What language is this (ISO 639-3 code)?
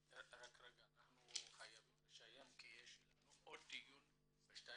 heb